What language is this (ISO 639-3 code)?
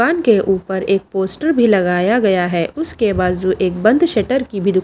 hin